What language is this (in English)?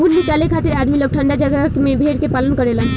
Bhojpuri